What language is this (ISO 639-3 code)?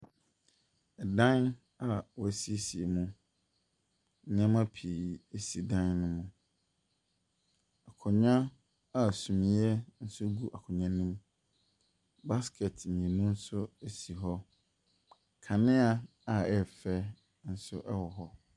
aka